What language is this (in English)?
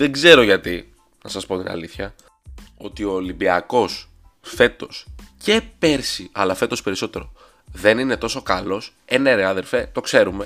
Greek